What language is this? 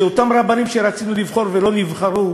Hebrew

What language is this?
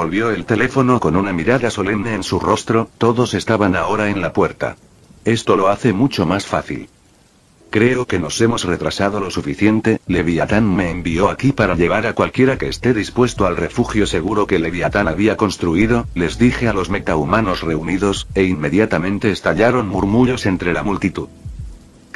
Spanish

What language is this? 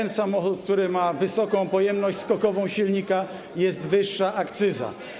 Polish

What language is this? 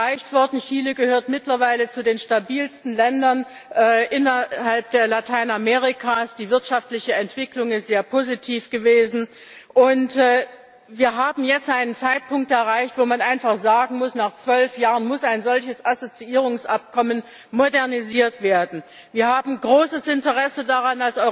German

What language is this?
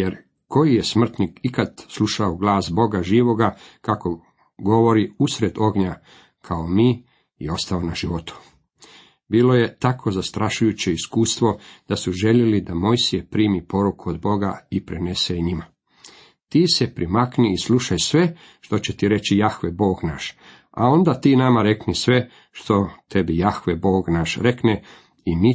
Croatian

